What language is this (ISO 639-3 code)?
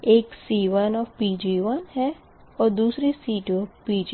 hin